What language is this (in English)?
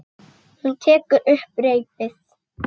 Icelandic